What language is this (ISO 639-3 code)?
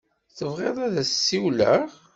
kab